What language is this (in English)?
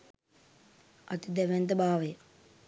Sinhala